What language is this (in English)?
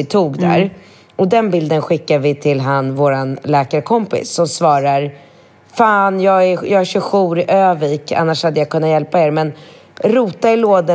Swedish